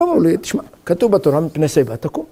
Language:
Hebrew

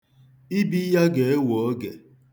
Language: Igbo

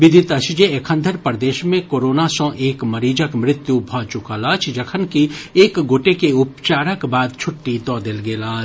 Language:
Maithili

